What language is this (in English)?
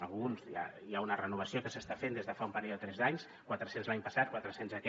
Catalan